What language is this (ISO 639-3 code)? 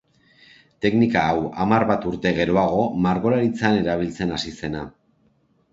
eus